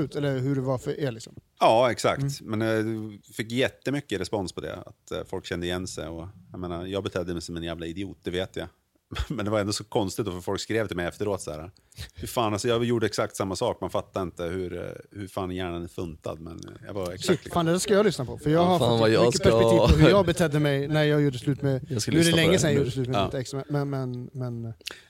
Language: Swedish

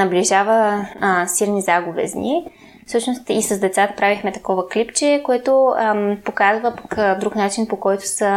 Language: Bulgarian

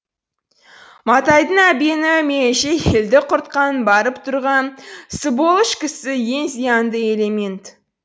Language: Kazakh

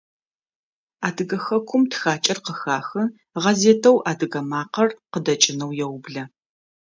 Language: Adyghe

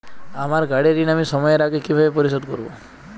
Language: Bangla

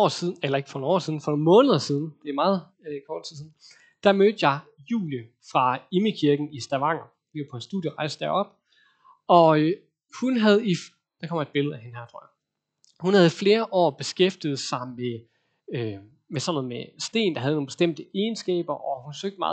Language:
Danish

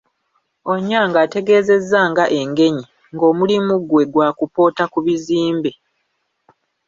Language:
Ganda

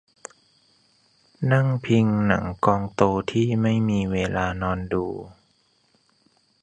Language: Thai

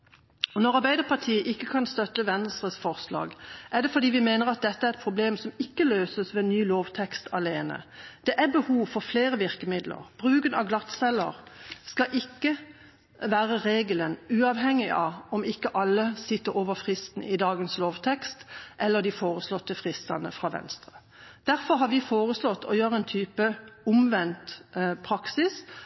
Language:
Norwegian Bokmål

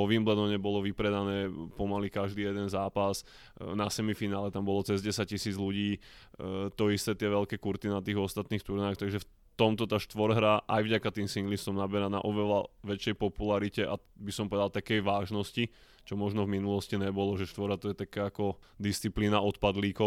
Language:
Slovak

